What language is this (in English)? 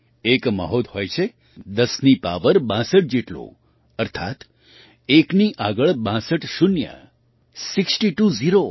Gujarati